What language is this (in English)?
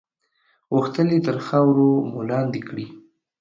Pashto